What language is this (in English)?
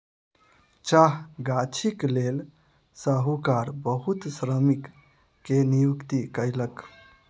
Maithili